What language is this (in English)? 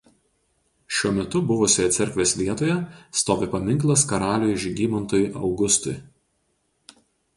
Lithuanian